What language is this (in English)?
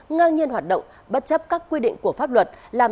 Vietnamese